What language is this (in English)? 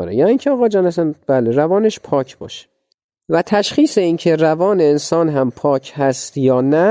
Persian